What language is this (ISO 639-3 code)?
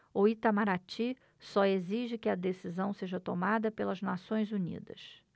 por